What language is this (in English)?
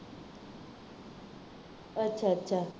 Punjabi